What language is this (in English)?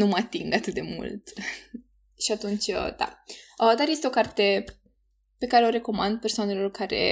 Romanian